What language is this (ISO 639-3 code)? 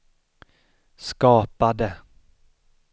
swe